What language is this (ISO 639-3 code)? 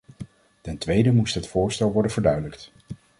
nld